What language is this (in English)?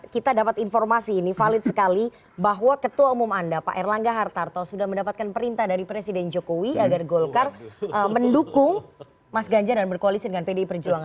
Indonesian